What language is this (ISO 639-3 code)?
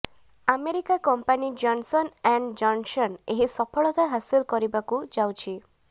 ori